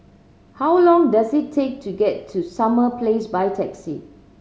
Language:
English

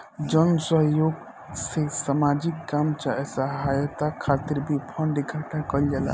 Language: Bhojpuri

